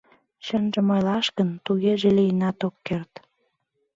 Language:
Mari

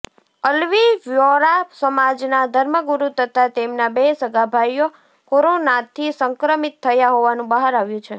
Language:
Gujarati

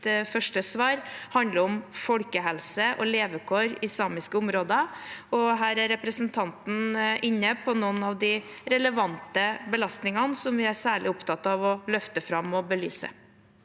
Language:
Norwegian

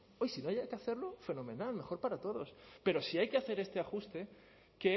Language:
Spanish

